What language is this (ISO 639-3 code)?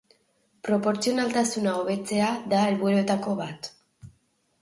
eus